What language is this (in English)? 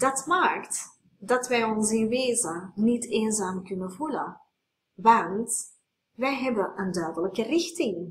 Dutch